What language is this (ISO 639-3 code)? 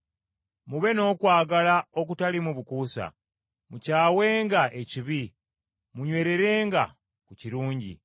lug